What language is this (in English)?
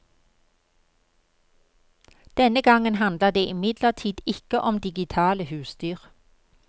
Norwegian